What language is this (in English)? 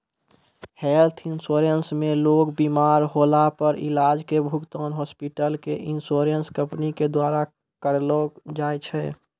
Maithili